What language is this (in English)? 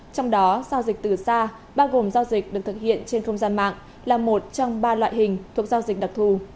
Vietnamese